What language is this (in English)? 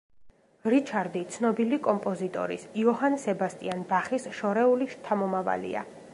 Georgian